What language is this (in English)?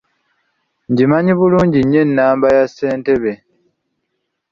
Ganda